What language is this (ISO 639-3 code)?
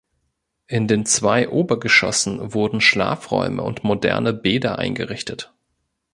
deu